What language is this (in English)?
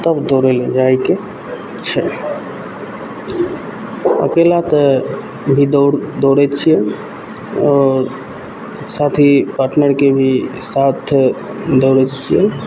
Maithili